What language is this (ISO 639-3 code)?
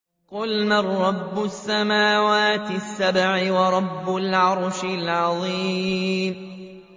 ara